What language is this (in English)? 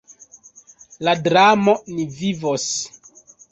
Esperanto